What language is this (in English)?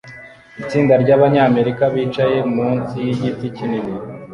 Kinyarwanda